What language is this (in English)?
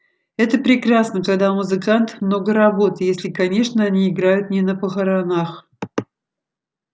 Russian